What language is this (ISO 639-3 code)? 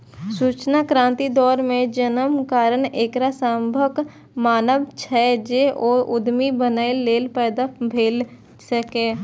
mai